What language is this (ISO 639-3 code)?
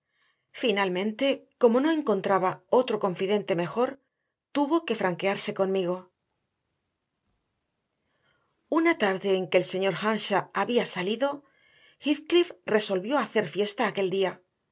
spa